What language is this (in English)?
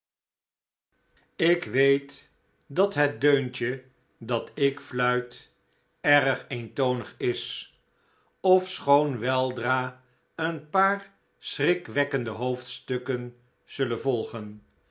Dutch